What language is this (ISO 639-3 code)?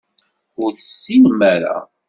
kab